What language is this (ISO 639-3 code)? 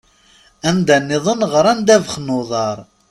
kab